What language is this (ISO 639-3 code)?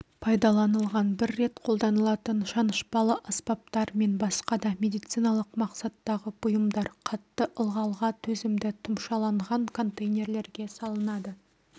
kaz